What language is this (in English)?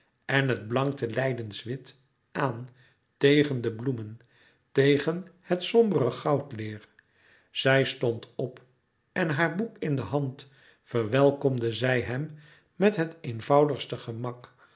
Dutch